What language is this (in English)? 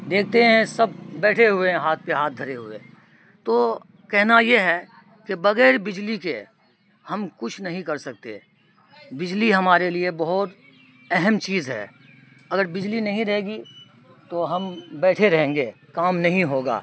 Urdu